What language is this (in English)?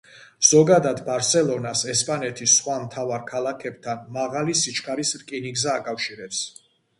Georgian